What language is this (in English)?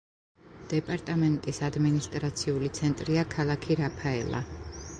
Georgian